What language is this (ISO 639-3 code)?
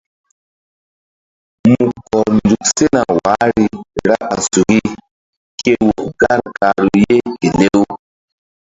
mdd